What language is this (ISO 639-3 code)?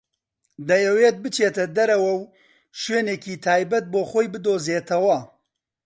ckb